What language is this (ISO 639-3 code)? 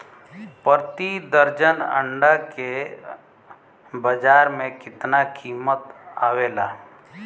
bho